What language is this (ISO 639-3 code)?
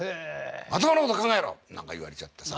jpn